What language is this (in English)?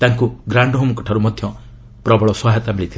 Odia